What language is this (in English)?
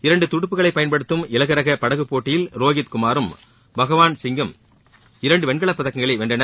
Tamil